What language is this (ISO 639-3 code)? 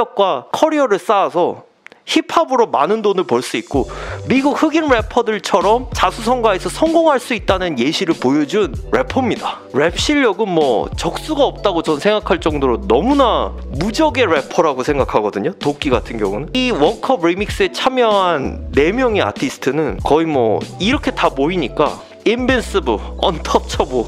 kor